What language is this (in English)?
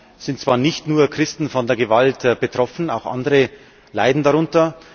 German